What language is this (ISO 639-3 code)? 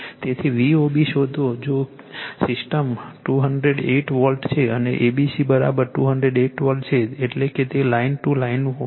guj